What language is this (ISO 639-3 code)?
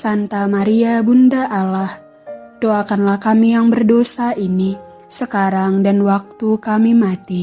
ind